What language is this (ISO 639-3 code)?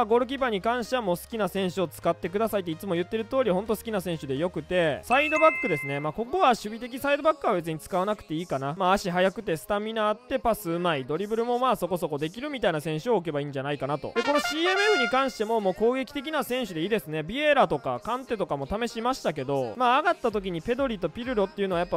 jpn